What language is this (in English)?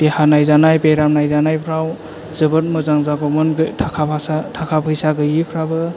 Bodo